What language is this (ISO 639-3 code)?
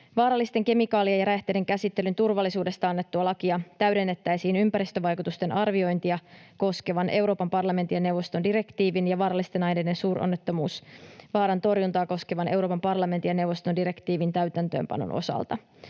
fin